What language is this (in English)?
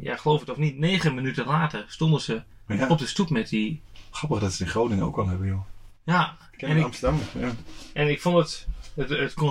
Dutch